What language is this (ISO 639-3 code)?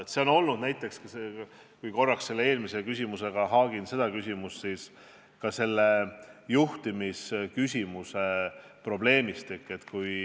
est